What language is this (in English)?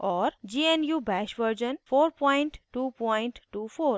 Hindi